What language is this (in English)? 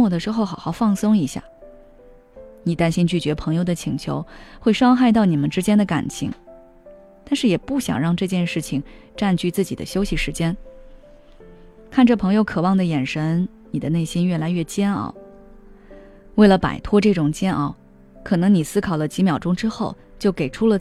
Chinese